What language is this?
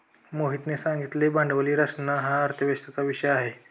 Marathi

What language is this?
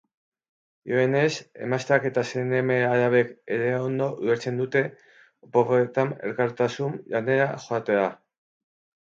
Basque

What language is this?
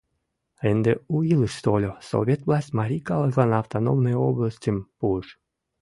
Mari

